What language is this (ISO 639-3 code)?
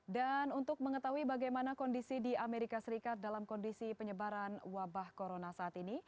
ind